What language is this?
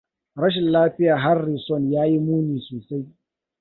Hausa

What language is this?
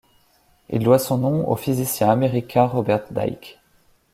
French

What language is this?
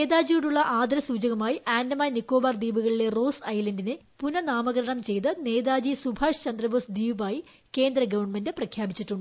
Malayalam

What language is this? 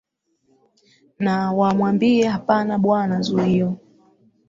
Swahili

